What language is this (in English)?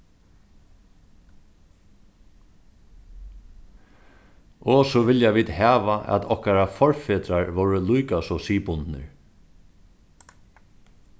Faroese